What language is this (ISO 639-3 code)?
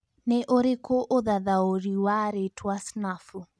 kik